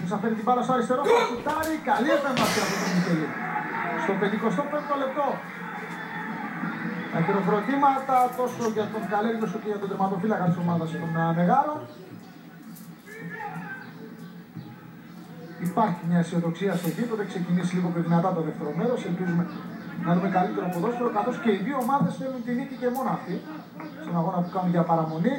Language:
Greek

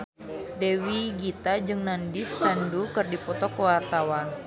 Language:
Sundanese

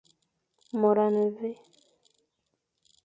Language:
Fang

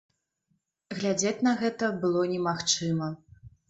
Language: Belarusian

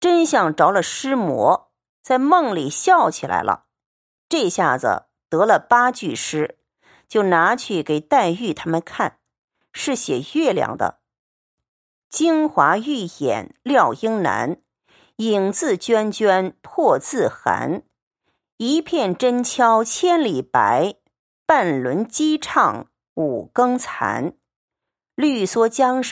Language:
Chinese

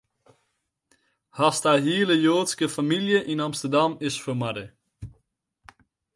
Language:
Western Frisian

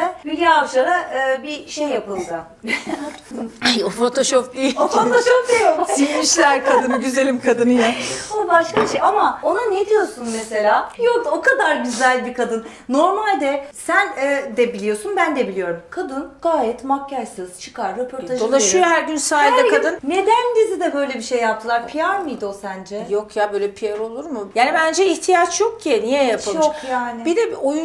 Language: Turkish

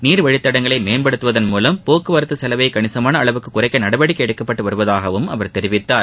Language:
Tamil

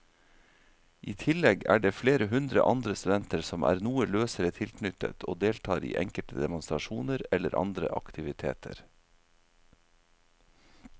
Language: Norwegian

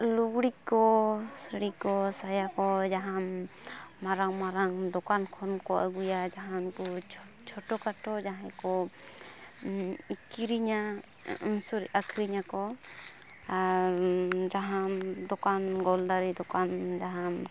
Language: Santali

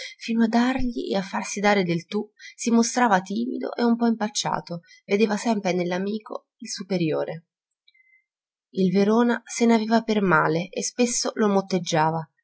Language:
Italian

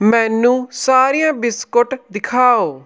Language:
Punjabi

